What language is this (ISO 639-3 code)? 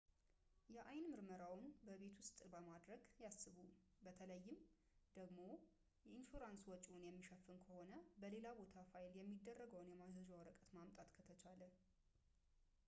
amh